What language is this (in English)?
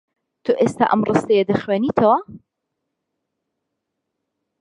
Central Kurdish